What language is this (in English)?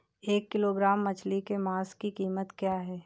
Hindi